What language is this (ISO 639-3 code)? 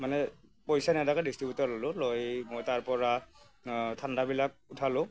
asm